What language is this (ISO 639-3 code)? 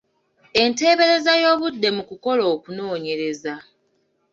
lug